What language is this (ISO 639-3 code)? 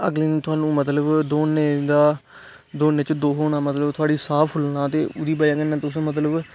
doi